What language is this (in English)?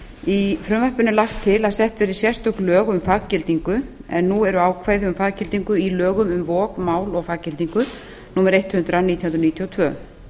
Icelandic